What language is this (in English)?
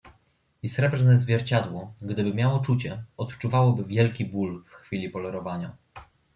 Polish